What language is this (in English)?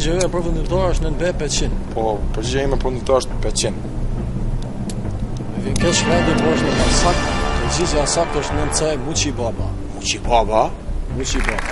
Romanian